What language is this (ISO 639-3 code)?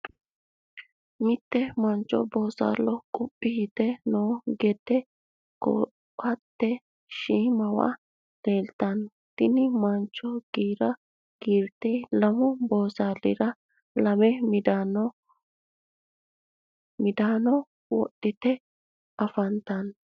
sid